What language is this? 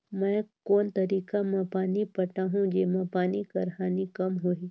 Chhattisgarhi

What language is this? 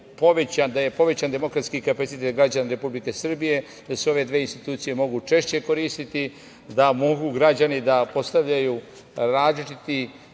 Serbian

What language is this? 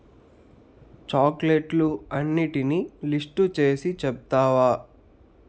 Telugu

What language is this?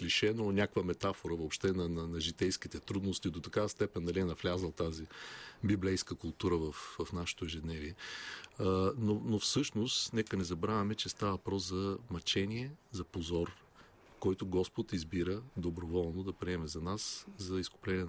Bulgarian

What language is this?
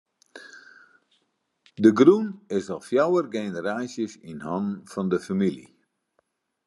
Western Frisian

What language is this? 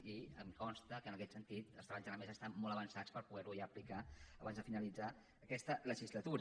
Catalan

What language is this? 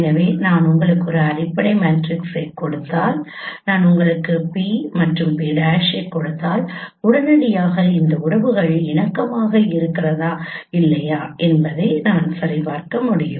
Tamil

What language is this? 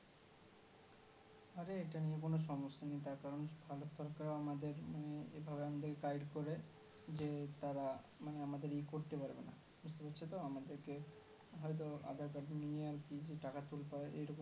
Bangla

